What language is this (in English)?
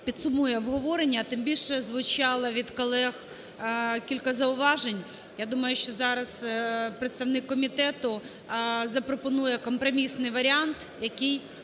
Ukrainian